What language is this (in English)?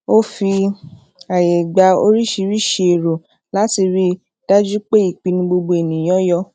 Yoruba